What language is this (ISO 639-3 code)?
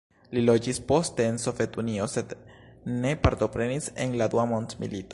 epo